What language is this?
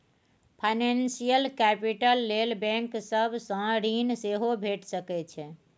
Maithili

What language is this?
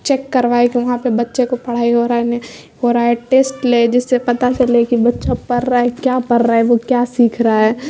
Urdu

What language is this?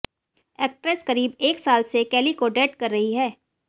Hindi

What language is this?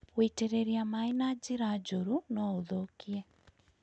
Kikuyu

